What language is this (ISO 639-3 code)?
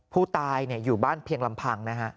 tha